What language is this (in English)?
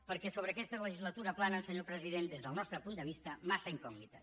Catalan